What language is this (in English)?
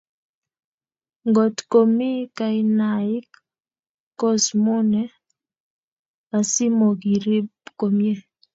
Kalenjin